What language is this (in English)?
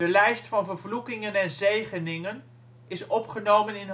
Dutch